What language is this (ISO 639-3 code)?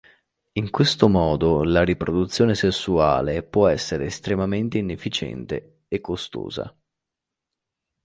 ita